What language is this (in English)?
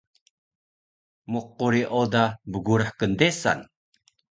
Taroko